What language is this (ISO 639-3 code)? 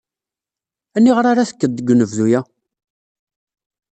kab